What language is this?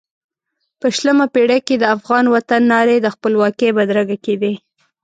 Pashto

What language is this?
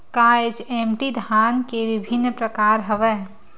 Chhattisgarhi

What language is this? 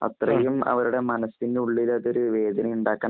Malayalam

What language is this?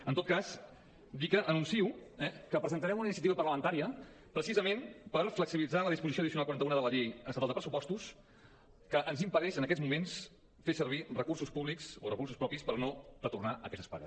Catalan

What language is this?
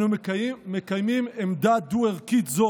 Hebrew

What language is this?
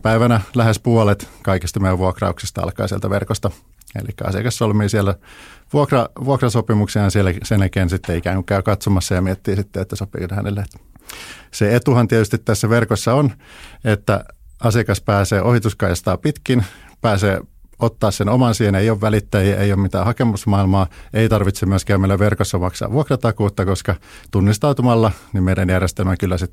Finnish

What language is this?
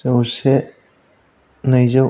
Bodo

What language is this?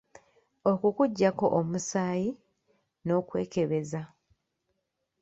Ganda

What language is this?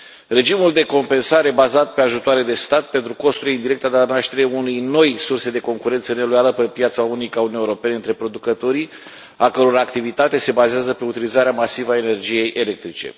Romanian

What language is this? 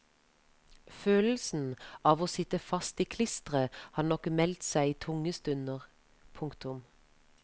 Norwegian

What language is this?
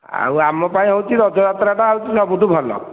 Odia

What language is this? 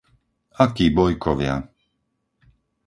Slovak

